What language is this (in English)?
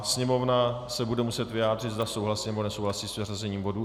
Czech